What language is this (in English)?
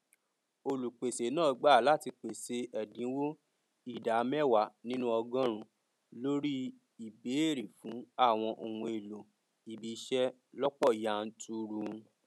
Yoruba